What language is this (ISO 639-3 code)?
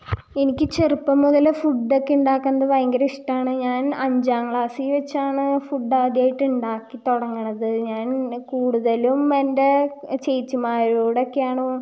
mal